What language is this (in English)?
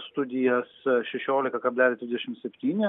Lithuanian